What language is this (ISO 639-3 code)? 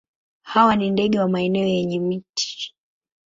swa